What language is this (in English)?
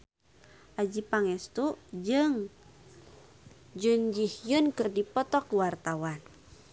Sundanese